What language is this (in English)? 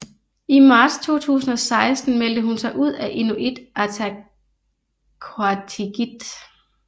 Danish